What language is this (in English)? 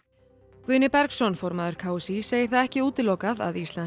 Icelandic